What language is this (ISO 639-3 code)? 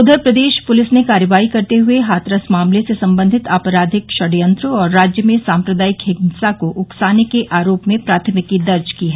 hin